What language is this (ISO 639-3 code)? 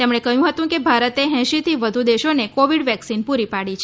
guj